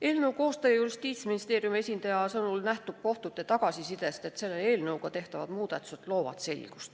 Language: Estonian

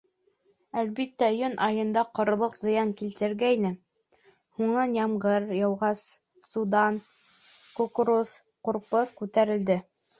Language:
Bashkir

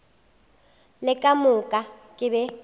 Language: Northern Sotho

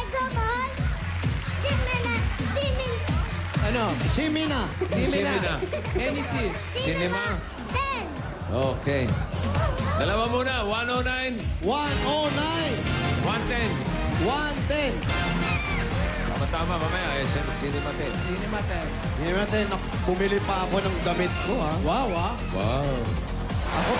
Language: Filipino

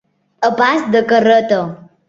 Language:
Catalan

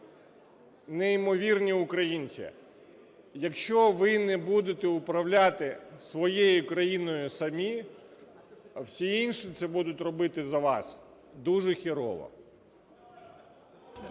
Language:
Ukrainian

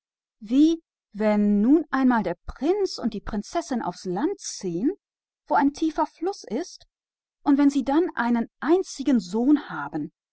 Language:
German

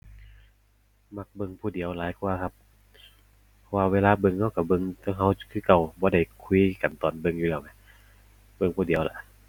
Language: Thai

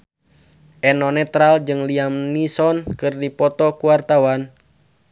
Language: Sundanese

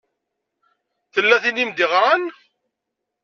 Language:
Kabyle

